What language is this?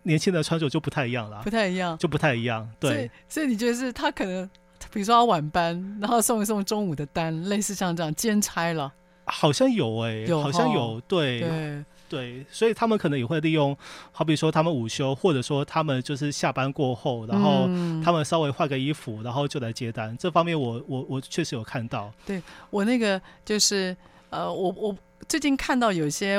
Chinese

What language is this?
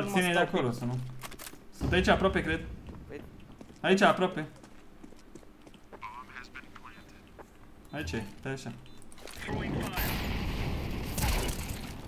Romanian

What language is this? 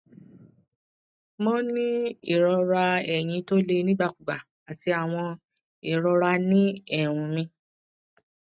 Yoruba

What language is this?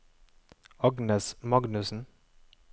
Norwegian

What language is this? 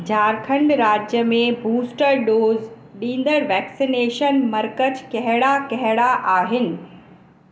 Sindhi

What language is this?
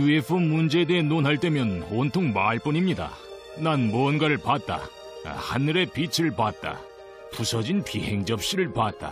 Korean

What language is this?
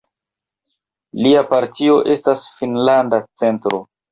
Esperanto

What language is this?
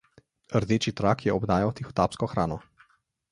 Slovenian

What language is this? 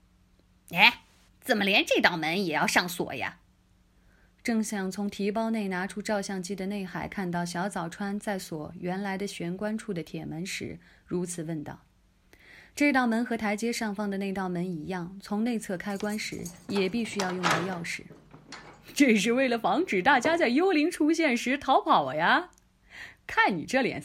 Chinese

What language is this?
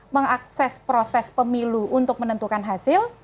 Indonesian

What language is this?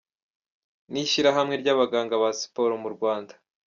Kinyarwanda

